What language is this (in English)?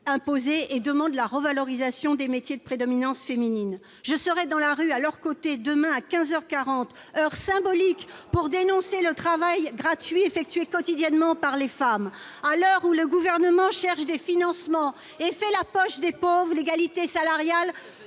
French